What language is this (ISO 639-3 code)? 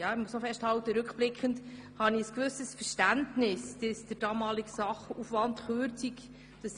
gsw